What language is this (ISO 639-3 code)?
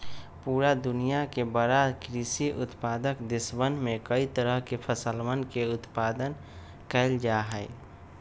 mag